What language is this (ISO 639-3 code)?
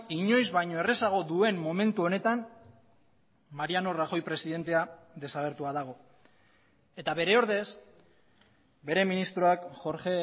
eus